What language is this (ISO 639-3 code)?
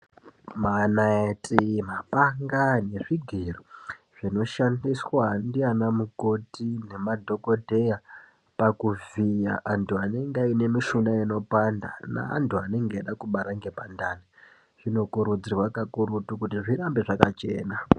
ndc